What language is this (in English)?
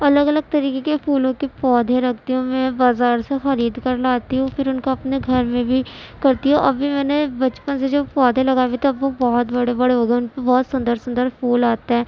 Urdu